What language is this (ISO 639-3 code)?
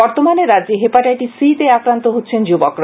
ben